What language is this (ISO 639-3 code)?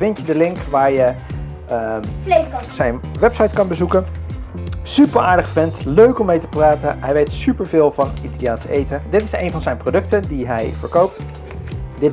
nld